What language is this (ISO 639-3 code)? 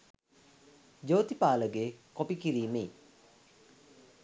sin